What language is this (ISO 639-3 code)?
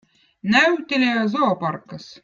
vot